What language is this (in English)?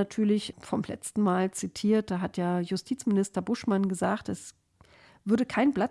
German